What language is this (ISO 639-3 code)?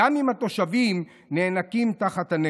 heb